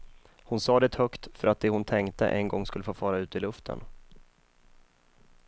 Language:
Swedish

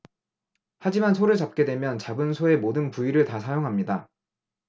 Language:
Korean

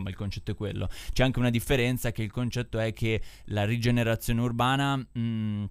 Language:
Italian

